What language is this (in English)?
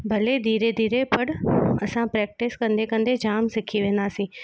Sindhi